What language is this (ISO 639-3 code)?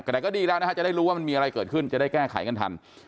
tha